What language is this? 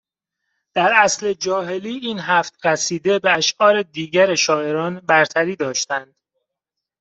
Persian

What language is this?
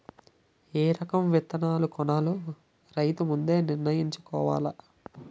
Telugu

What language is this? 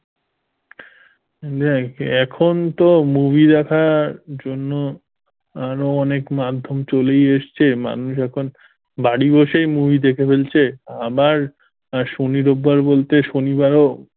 Bangla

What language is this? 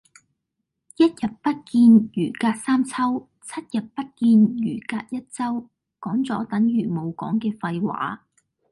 Cantonese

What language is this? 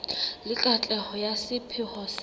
Southern Sotho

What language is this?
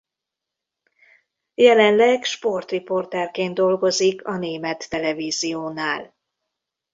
Hungarian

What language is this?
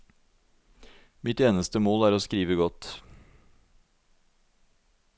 Norwegian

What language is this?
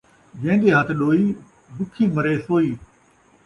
Saraiki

